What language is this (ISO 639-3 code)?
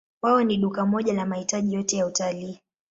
swa